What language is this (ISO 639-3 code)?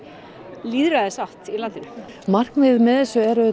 isl